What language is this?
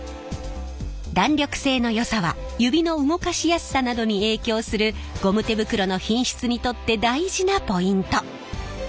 Japanese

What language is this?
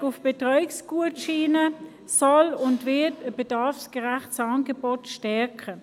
Swiss German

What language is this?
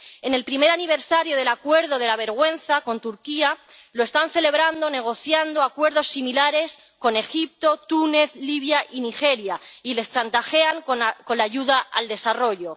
Spanish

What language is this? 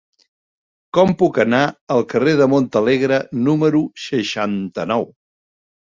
Catalan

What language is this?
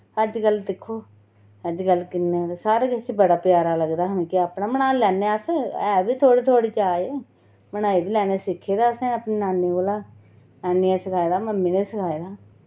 Dogri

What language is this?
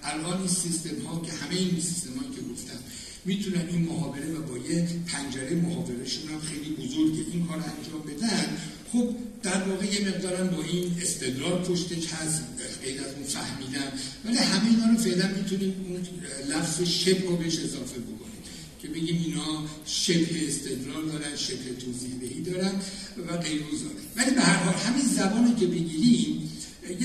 Persian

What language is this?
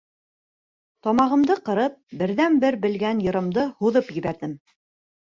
Bashkir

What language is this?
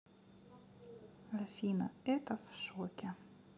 Russian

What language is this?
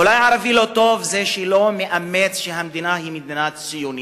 Hebrew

